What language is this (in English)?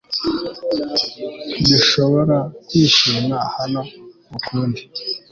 Kinyarwanda